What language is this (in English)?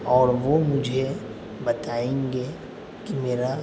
Urdu